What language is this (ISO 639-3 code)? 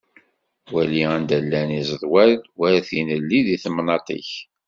kab